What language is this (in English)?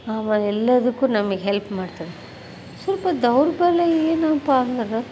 Kannada